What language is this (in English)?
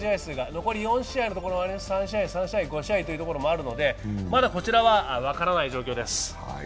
Japanese